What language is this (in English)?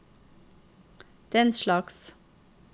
Norwegian